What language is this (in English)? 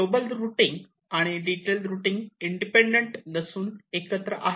Marathi